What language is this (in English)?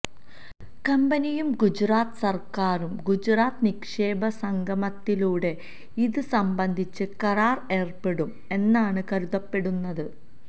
Malayalam